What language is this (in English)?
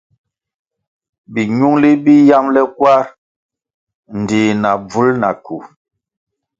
Kwasio